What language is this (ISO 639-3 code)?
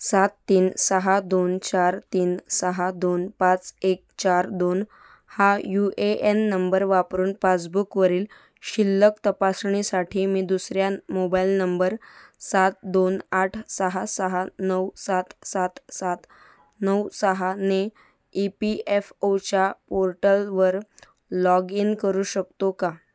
mar